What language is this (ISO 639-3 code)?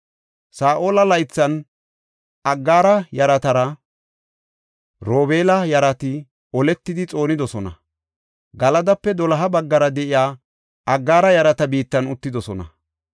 gof